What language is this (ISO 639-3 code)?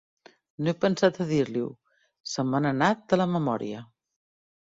cat